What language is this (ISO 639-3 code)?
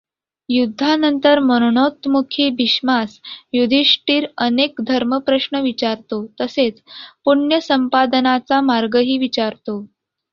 mar